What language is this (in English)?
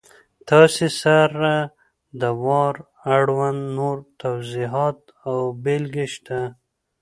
Pashto